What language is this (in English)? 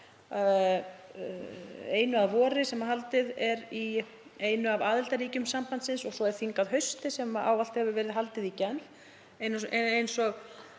Icelandic